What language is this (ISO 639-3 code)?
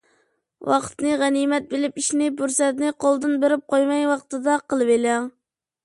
uig